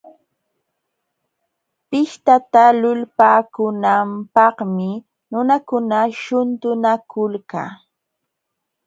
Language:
Jauja Wanca Quechua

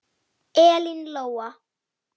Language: Icelandic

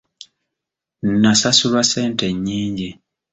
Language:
Ganda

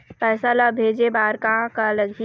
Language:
Chhattisgarhi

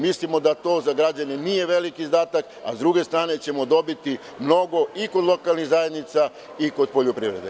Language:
Serbian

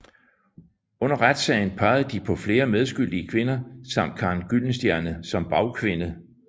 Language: Danish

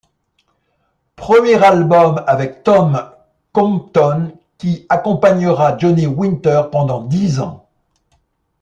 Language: French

